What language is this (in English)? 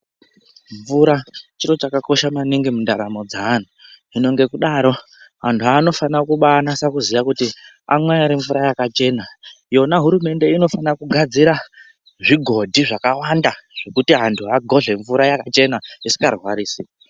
Ndau